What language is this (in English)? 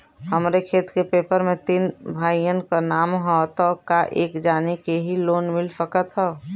Bhojpuri